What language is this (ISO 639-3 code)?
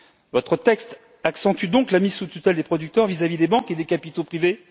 fra